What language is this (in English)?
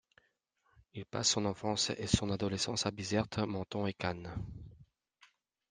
French